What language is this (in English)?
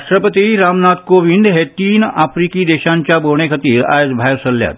Konkani